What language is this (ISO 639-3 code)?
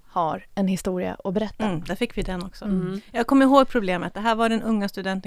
swe